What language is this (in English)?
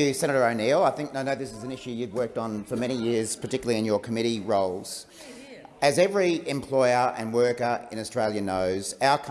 English